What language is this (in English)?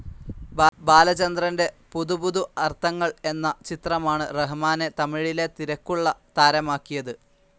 Malayalam